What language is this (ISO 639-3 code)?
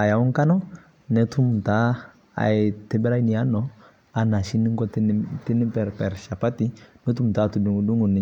mas